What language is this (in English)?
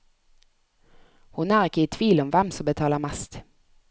Norwegian